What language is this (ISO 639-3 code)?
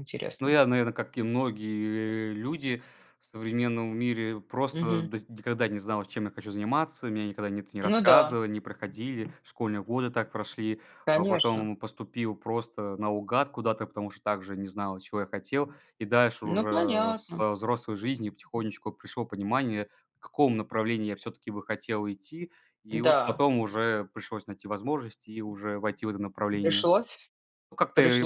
rus